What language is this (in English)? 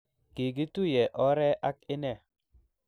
Kalenjin